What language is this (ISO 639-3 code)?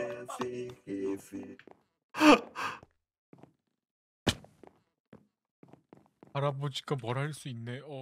kor